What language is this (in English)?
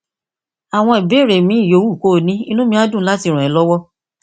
Yoruba